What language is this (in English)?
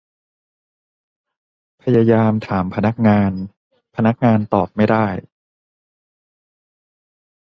Thai